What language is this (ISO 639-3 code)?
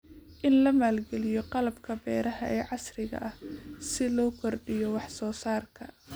som